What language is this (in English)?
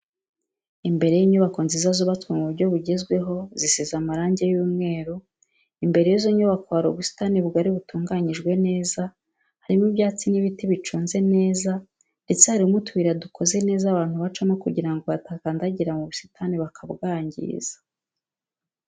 Kinyarwanda